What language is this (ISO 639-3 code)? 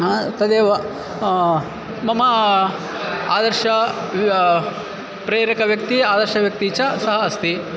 san